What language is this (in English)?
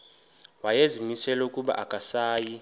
Xhosa